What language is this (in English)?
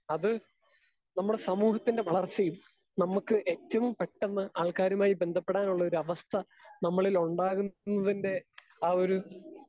Malayalam